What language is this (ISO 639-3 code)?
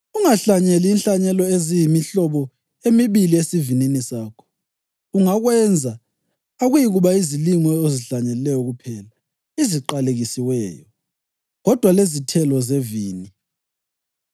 nde